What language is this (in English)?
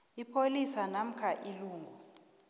South Ndebele